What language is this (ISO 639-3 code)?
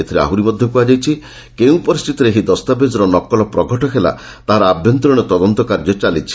ori